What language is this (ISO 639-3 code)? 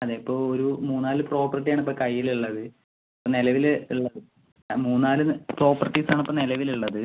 mal